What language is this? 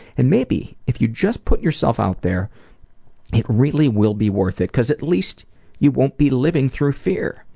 English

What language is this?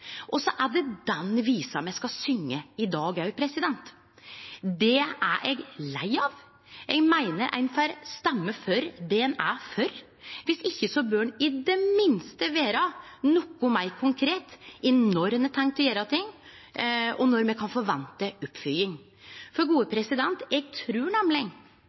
Norwegian Nynorsk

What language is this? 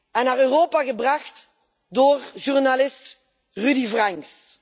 Dutch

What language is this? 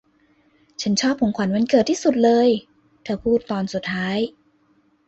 Thai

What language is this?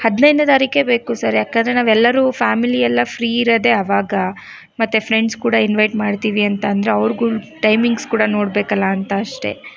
Kannada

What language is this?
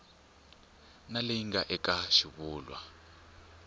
Tsonga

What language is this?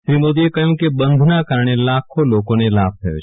Gujarati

